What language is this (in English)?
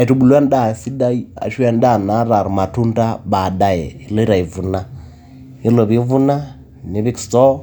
Masai